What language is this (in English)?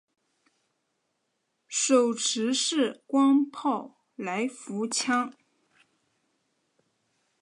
Chinese